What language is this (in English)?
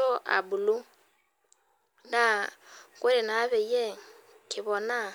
Masai